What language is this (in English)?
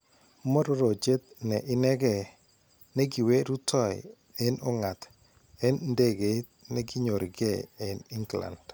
Kalenjin